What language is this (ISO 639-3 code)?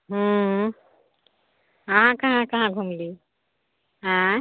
mai